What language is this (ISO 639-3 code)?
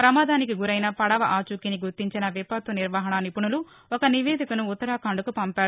tel